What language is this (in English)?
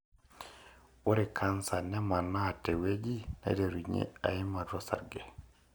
Masai